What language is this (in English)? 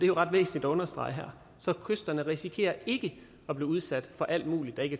Danish